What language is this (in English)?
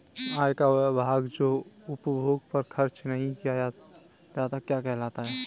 Hindi